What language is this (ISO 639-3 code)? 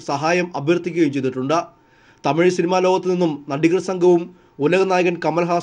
mal